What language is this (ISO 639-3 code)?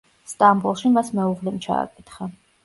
kat